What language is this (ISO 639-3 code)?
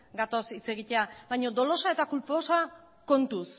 eus